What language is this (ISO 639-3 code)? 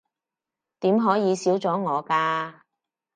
yue